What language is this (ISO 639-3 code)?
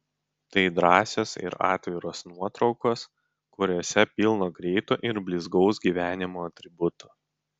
lit